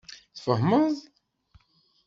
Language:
Kabyle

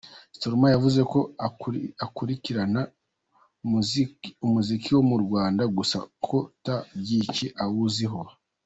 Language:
Kinyarwanda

